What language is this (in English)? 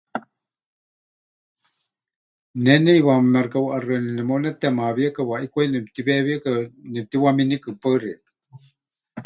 Huichol